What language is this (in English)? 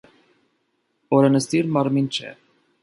Armenian